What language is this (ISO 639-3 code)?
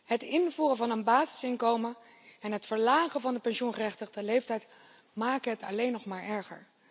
nld